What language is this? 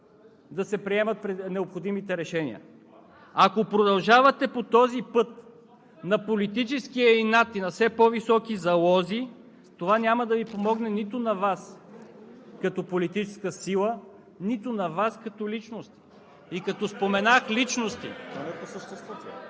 Bulgarian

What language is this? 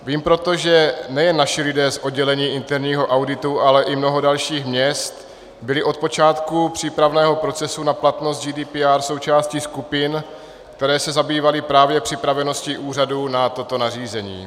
Czech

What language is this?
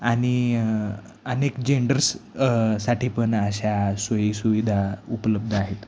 Marathi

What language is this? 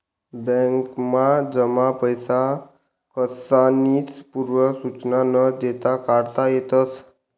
Marathi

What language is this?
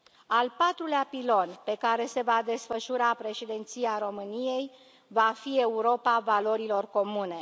Romanian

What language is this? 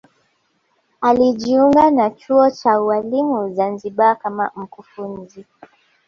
Swahili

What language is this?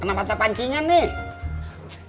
Indonesian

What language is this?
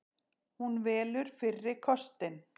Icelandic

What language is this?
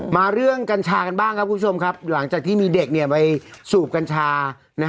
Thai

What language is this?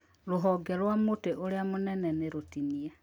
Kikuyu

